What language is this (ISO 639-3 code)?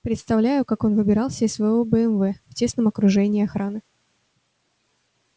rus